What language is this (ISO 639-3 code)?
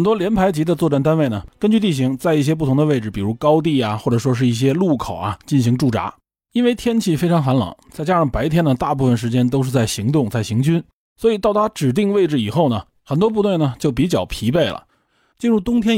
zho